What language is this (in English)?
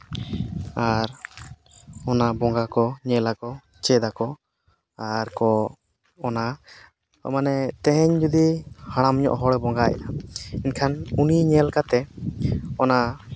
Santali